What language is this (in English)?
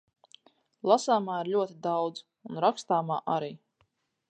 Latvian